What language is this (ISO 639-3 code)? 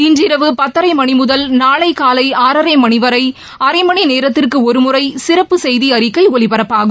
tam